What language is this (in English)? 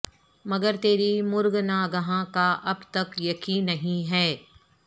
Urdu